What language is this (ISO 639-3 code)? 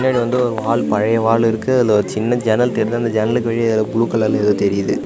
tam